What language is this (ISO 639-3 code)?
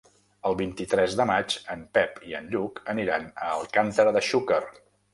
cat